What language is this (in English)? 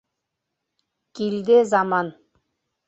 Bashkir